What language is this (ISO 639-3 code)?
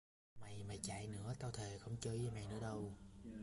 vie